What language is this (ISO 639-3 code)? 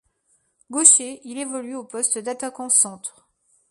fra